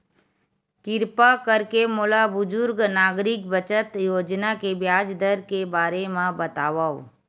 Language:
Chhattisgarhi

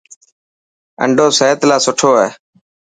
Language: Dhatki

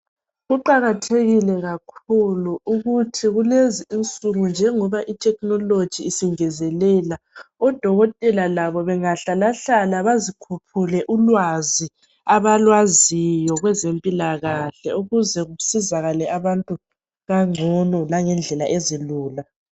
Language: North Ndebele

